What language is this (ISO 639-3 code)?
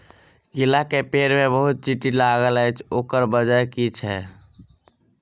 mai